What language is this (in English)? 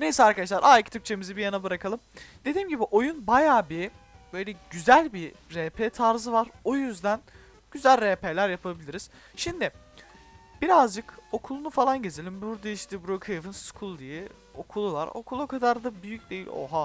Turkish